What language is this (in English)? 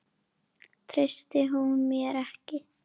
Icelandic